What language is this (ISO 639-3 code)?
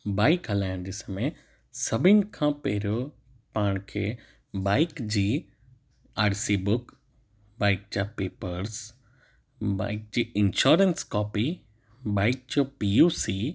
snd